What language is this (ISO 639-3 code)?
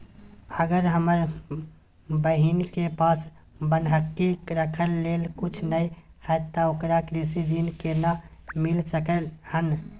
mai